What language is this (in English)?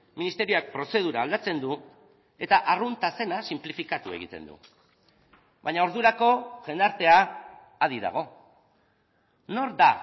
Basque